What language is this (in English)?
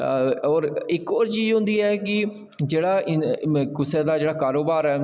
Dogri